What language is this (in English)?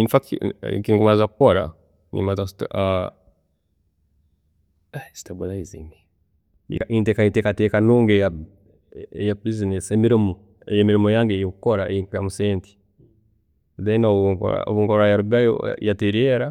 Tooro